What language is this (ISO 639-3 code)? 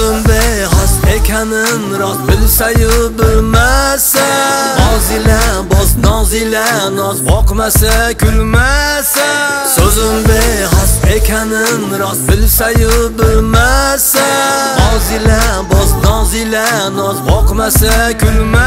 tur